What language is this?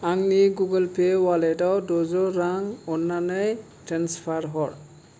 Bodo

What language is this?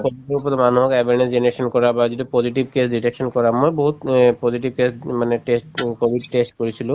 Assamese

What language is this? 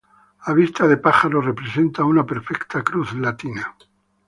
Spanish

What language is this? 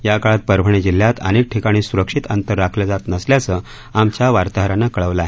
Marathi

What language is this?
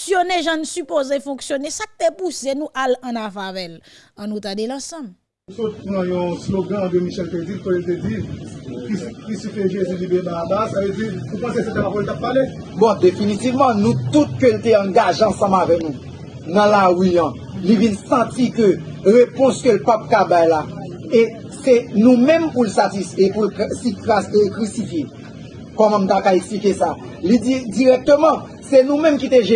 French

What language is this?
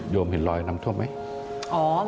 Thai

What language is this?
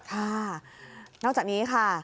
Thai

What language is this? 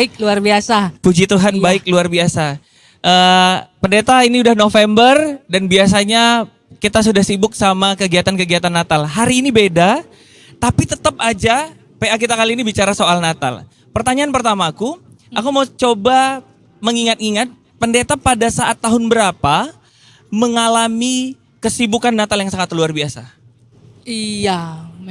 Indonesian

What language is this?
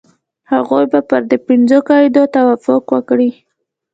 Pashto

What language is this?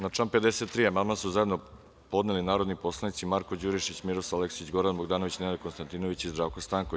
Serbian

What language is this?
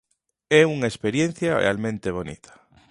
Galician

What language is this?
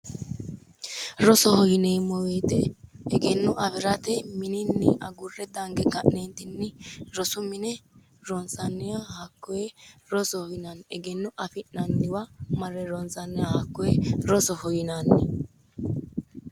Sidamo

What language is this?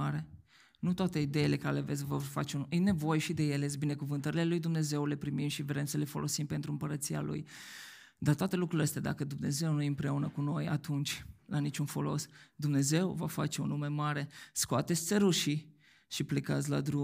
Romanian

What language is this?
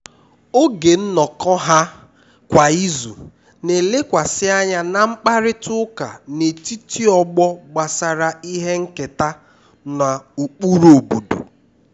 Igbo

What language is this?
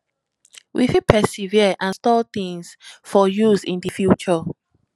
Nigerian Pidgin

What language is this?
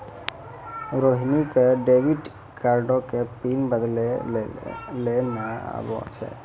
Maithili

